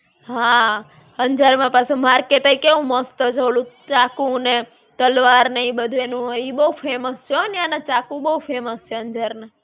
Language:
Gujarati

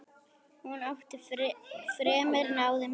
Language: Icelandic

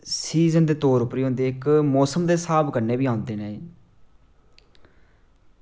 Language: Dogri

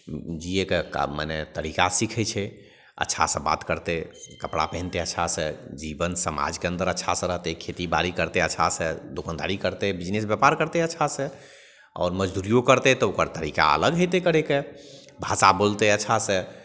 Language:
Maithili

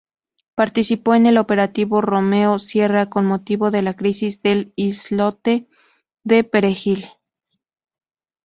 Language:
Spanish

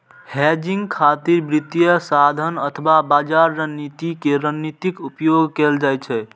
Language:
Maithili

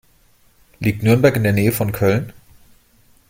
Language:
German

